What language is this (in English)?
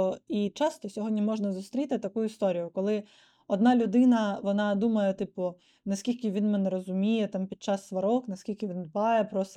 Ukrainian